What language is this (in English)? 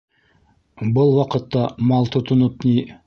Bashkir